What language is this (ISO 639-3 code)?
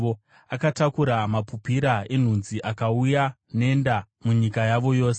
sna